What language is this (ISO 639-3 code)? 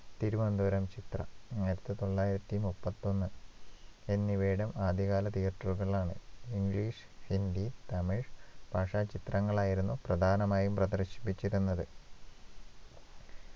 mal